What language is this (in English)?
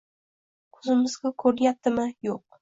Uzbek